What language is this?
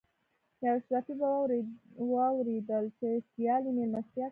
Pashto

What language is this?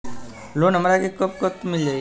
Bhojpuri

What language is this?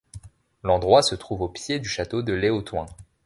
French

